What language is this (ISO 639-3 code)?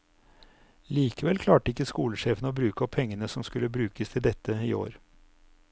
nor